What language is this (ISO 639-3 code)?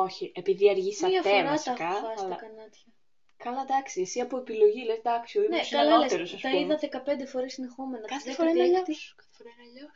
ell